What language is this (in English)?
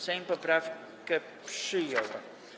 Polish